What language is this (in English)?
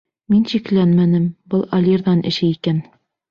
Bashkir